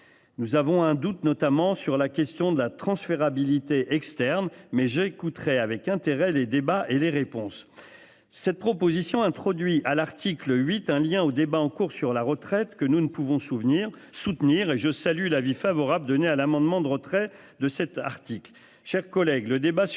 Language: French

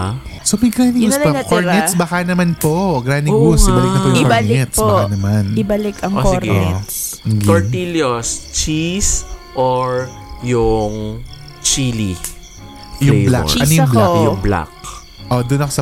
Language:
Filipino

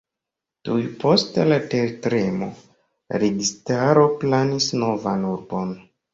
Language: Esperanto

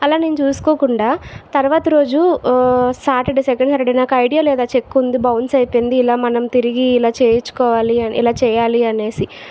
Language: Telugu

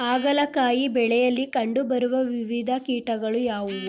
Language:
Kannada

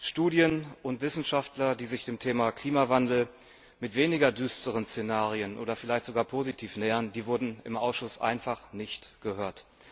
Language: German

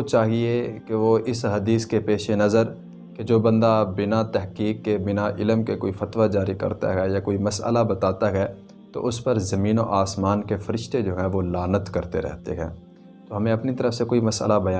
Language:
Urdu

